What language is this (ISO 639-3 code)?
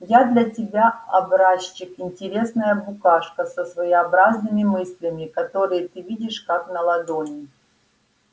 rus